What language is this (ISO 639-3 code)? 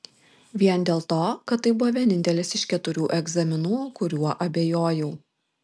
lit